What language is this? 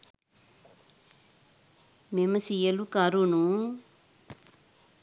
Sinhala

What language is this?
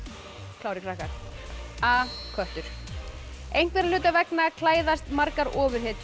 Icelandic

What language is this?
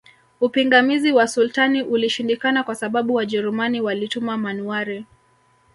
Swahili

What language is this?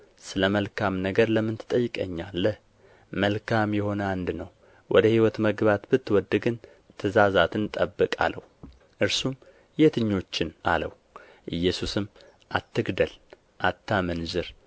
Amharic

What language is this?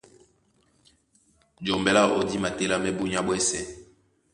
Duala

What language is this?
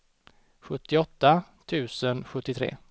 Swedish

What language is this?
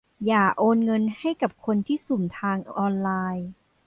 Thai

